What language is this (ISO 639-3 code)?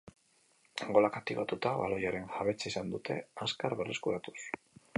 eus